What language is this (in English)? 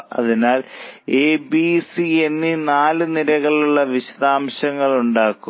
Malayalam